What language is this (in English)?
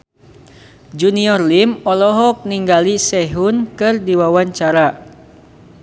Sundanese